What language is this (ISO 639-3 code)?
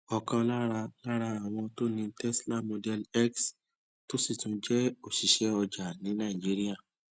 yor